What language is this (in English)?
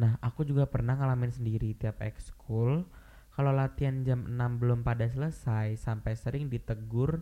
Indonesian